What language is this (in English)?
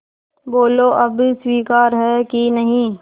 Hindi